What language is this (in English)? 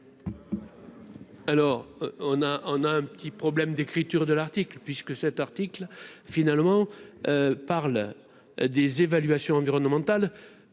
French